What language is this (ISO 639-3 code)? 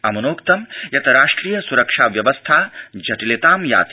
san